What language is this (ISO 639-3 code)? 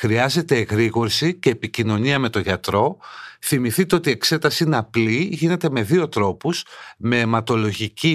ell